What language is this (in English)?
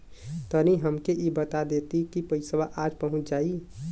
Bhojpuri